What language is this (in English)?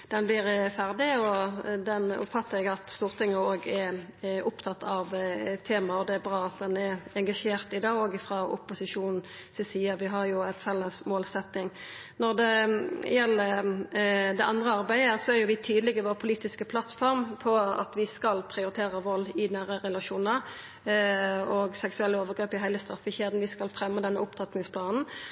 Norwegian Nynorsk